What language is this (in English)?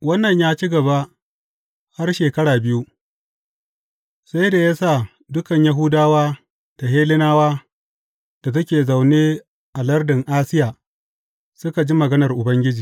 Hausa